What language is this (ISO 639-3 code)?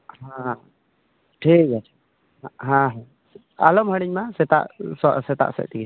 sat